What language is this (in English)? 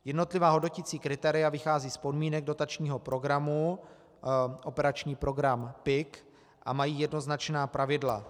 Czech